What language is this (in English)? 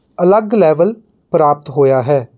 Punjabi